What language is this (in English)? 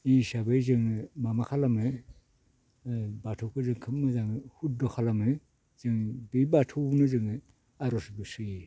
Bodo